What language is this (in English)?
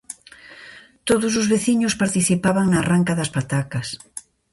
Galician